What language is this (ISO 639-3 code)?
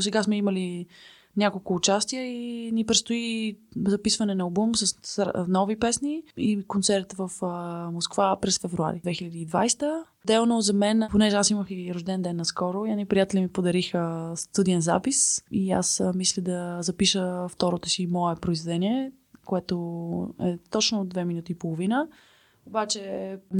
bul